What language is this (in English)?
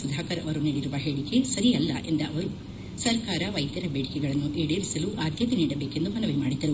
Kannada